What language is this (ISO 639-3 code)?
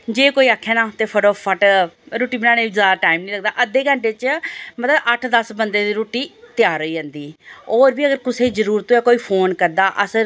doi